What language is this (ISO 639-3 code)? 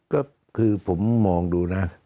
tha